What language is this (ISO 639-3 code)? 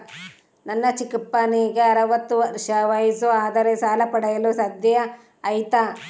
kan